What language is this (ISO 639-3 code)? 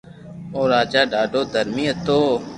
lrk